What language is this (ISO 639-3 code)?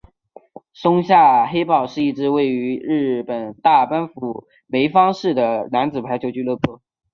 zho